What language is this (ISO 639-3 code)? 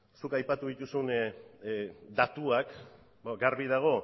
eus